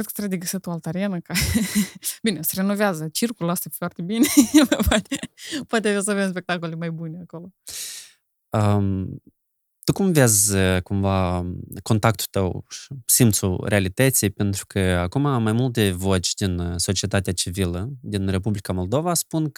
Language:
Romanian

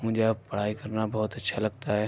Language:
Urdu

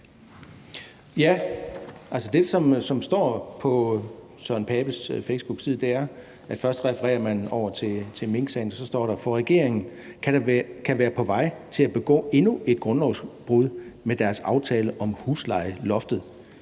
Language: Danish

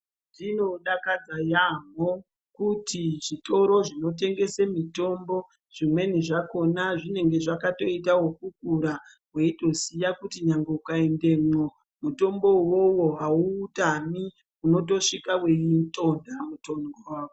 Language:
Ndau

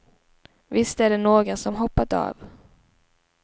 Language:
Swedish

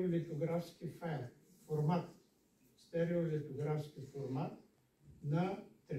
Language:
Bulgarian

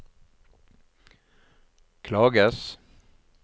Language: Norwegian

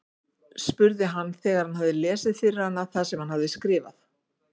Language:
Icelandic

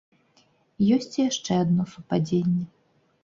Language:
Belarusian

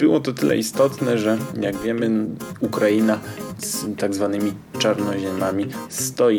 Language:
Polish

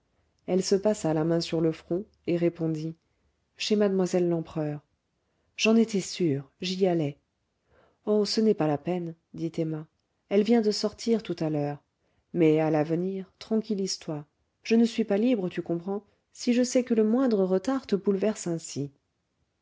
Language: French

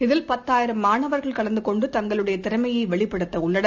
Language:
Tamil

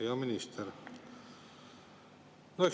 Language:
Estonian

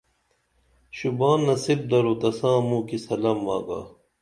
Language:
Dameli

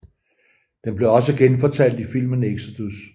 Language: Danish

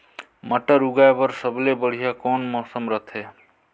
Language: Chhattisgarhi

